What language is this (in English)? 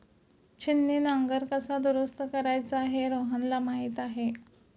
Marathi